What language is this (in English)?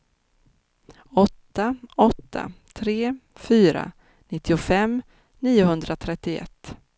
Swedish